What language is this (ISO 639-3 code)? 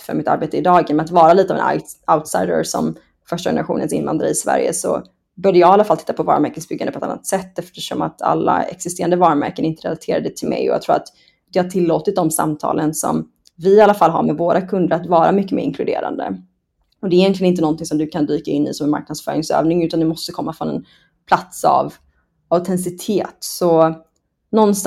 swe